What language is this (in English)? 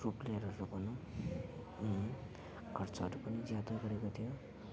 Nepali